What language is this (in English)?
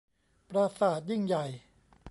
Thai